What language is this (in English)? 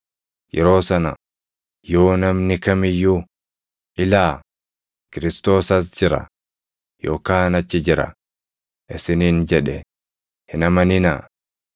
Oromo